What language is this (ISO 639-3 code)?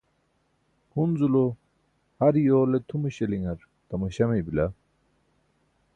bsk